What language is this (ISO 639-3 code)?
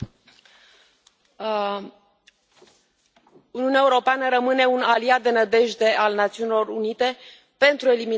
ron